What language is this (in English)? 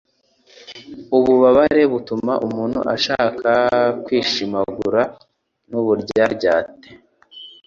Kinyarwanda